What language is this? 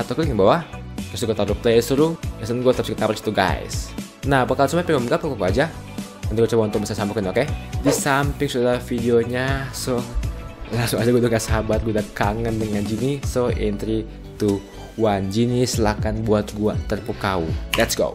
Indonesian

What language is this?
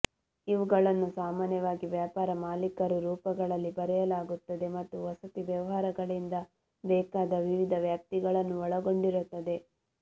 Kannada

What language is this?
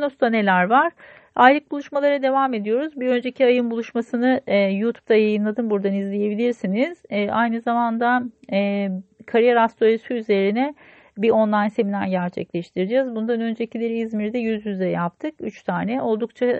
Turkish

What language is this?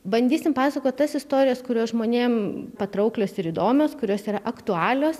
Lithuanian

